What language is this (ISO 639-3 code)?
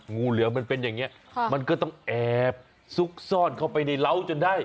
tha